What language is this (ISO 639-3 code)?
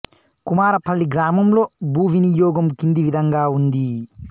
tel